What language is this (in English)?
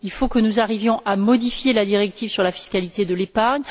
French